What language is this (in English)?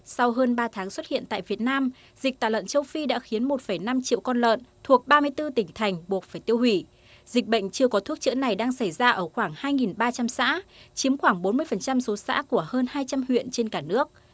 Vietnamese